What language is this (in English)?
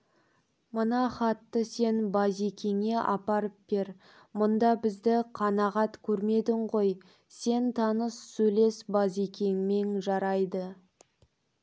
Kazakh